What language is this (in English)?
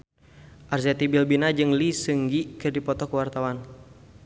Sundanese